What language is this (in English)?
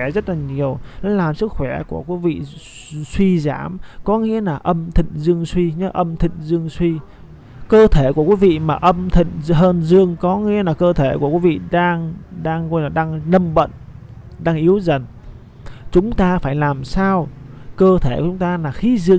Vietnamese